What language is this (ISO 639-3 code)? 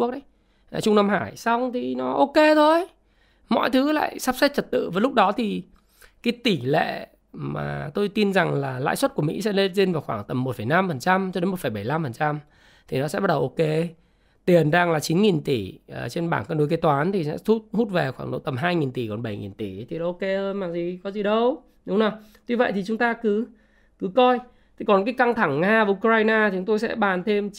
vie